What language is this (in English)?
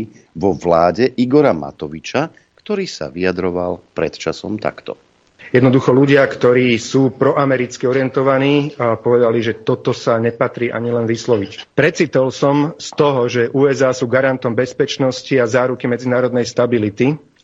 Slovak